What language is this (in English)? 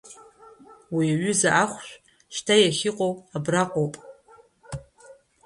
Abkhazian